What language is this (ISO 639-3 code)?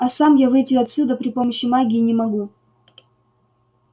rus